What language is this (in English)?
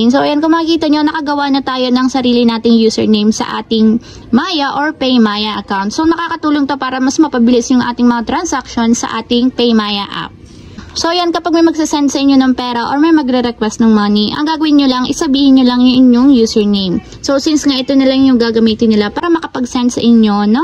Filipino